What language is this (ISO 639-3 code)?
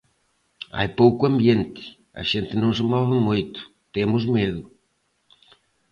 glg